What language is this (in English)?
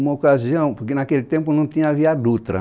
Portuguese